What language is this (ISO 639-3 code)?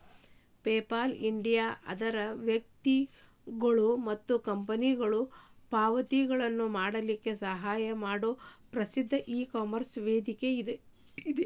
kan